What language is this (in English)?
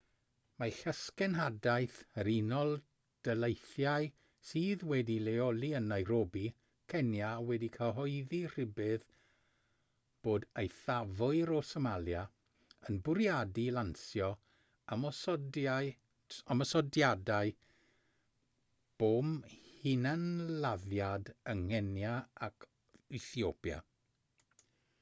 Welsh